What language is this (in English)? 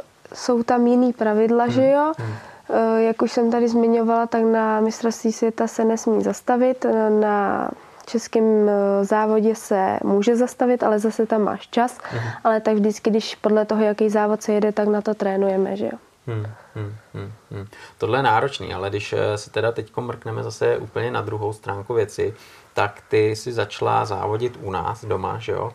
Czech